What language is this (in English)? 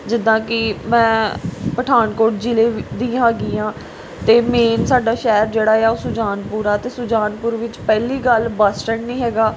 Punjabi